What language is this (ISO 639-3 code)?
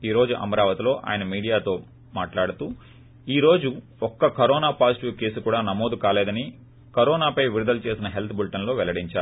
tel